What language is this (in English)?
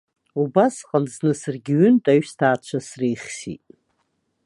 Abkhazian